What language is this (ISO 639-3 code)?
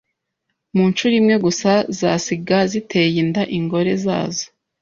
kin